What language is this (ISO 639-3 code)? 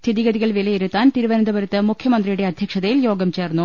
mal